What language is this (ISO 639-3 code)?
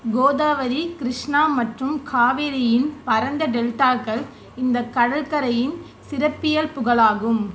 tam